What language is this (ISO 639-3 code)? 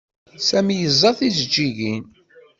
kab